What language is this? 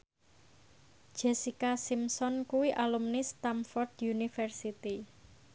Javanese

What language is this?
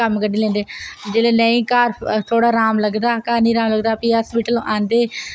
Dogri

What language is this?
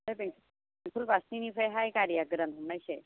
Bodo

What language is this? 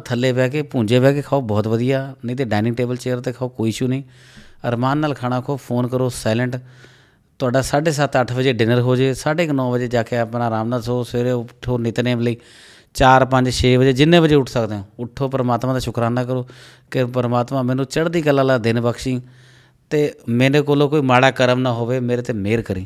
Punjabi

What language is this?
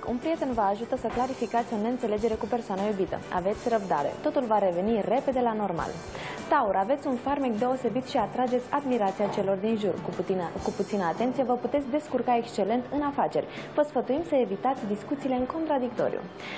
Romanian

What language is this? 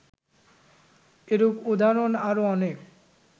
Bangla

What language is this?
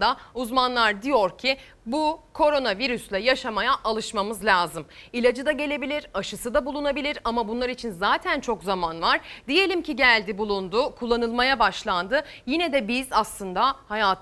Turkish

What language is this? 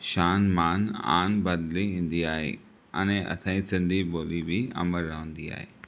Sindhi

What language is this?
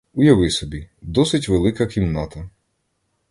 Ukrainian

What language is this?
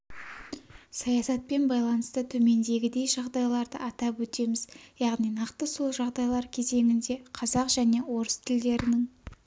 Kazakh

